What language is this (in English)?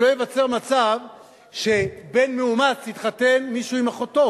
Hebrew